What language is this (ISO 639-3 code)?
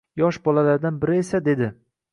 uzb